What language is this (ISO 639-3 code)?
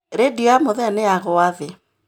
kik